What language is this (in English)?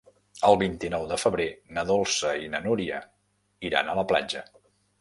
Catalan